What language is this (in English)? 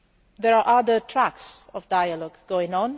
English